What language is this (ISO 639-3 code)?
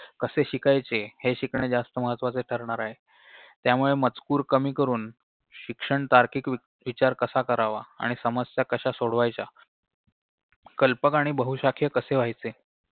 mar